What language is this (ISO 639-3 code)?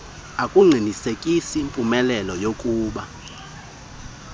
xho